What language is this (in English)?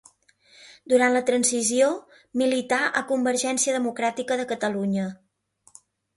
Catalan